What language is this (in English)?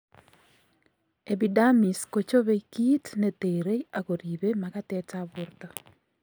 Kalenjin